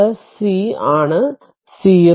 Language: Malayalam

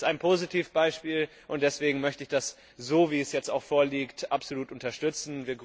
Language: German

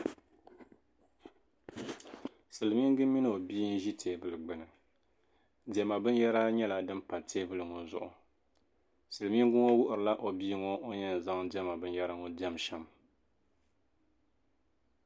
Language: Dagbani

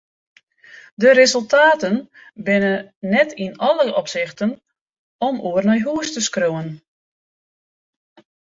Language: Western Frisian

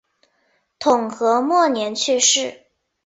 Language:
Chinese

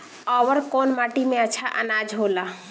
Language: Bhojpuri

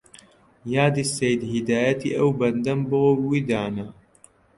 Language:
Central Kurdish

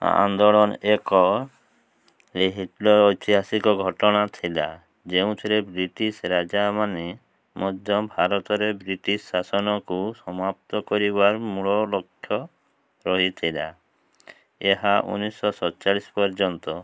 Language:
Odia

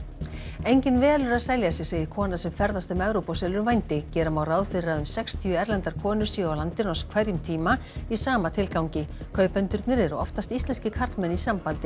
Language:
Icelandic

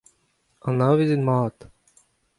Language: Breton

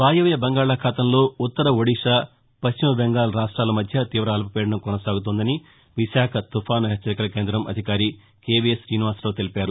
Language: Telugu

